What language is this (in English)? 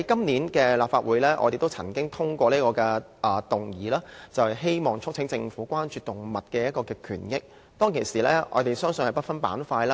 Cantonese